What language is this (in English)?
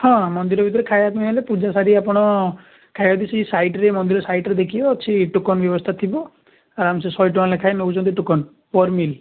Odia